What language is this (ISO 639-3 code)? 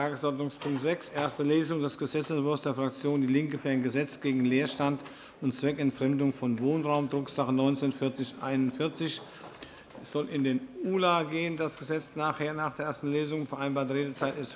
deu